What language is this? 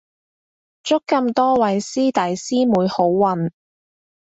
Cantonese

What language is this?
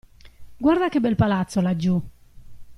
Italian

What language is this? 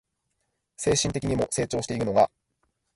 Japanese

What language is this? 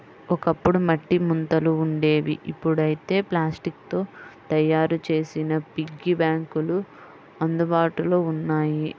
Telugu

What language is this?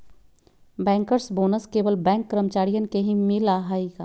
Magahi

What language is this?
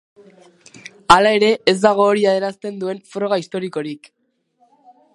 Basque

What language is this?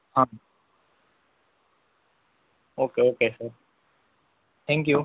Gujarati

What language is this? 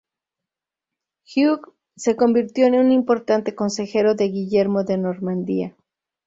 Spanish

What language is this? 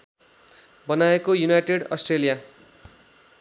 Nepali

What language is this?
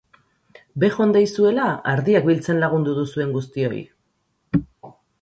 Basque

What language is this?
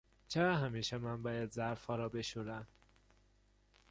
Persian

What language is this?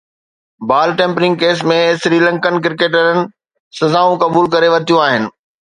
Sindhi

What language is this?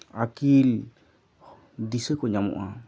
Santali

